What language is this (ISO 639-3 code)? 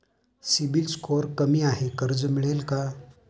mar